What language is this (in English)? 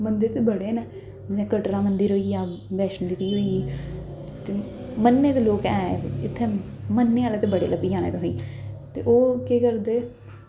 Dogri